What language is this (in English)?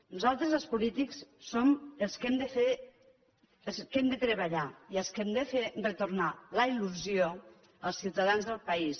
Catalan